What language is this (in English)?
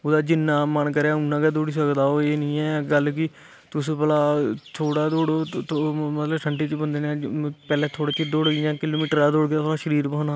Dogri